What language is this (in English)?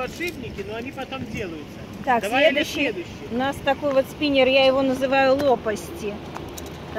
Russian